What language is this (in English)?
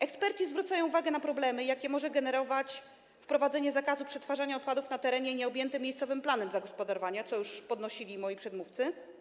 Polish